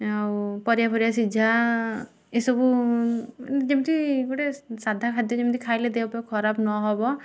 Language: Odia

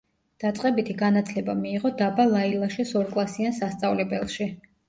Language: Georgian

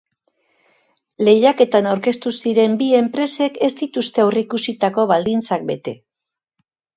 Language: Basque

